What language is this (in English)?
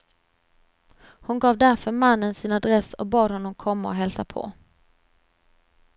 Swedish